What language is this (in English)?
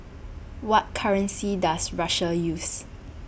English